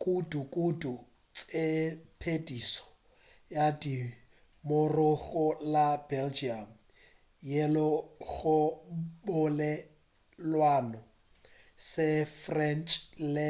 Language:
Northern Sotho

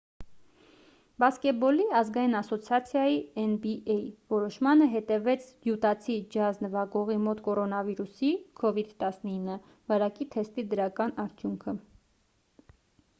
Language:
Armenian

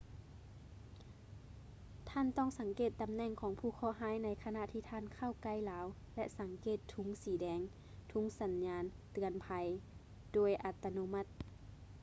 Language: Lao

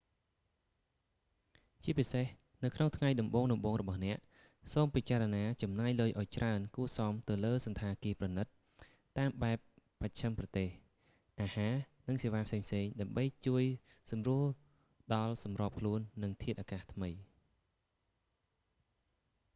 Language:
Khmer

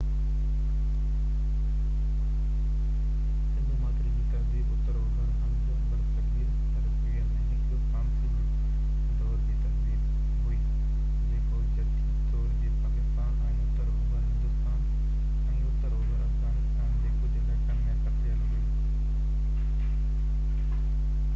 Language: Sindhi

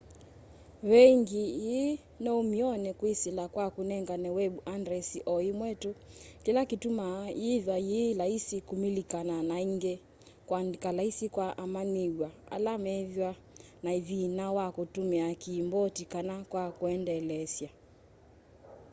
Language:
Kamba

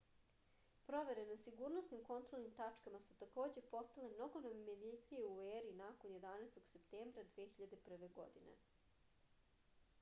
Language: Serbian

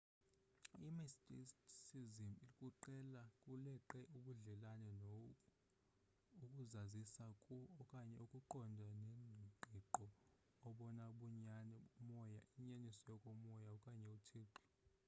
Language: Xhosa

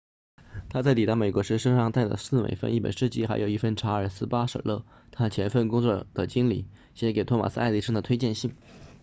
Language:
Chinese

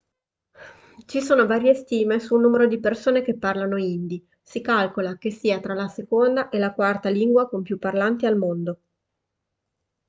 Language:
Italian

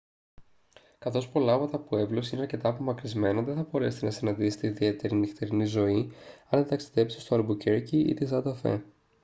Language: Greek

